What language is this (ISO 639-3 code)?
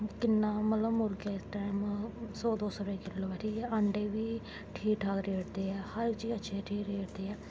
doi